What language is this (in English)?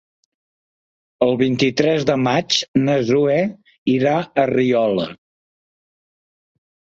Catalan